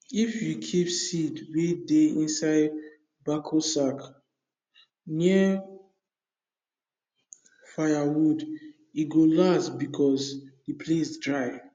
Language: Nigerian Pidgin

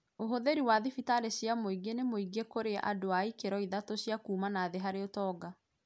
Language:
Kikuyu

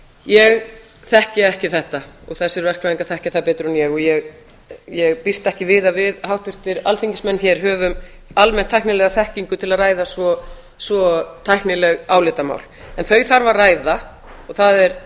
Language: Icelandic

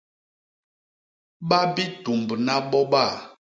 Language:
Basaa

